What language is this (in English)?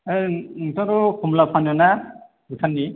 Bodo